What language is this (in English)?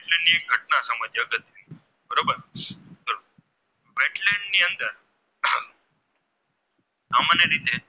Gujarati